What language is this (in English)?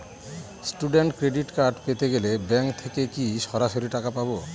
Bangla